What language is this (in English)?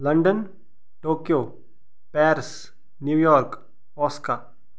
Kashmiri